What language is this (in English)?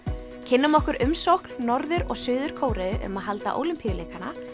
Icelandic